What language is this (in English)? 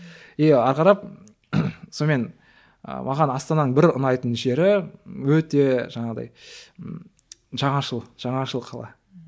Kazakh